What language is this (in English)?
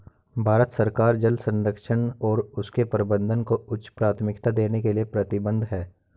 Hindi